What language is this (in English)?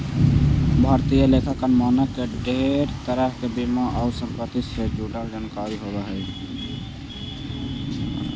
Magahi